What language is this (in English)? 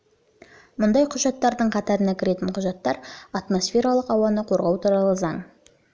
Kazakh